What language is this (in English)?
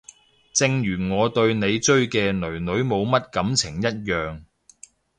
Cantonese